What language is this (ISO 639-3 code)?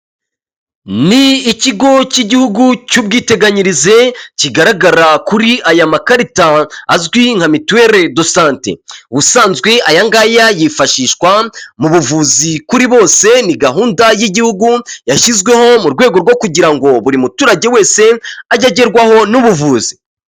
kin